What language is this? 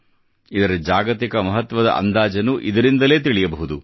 Kannada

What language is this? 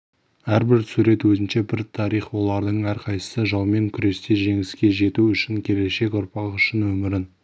Kazakh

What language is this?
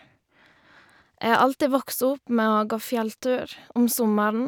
Norwegian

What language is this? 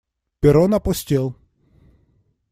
Russian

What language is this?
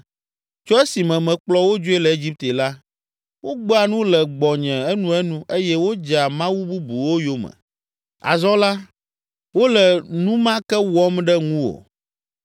Ewe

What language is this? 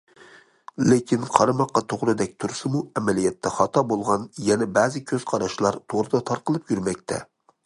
Uyghur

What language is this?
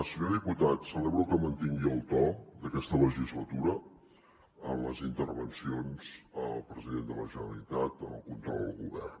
Catalan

